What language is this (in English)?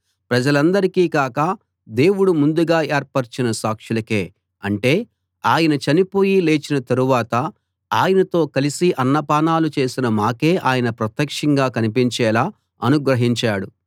Telugu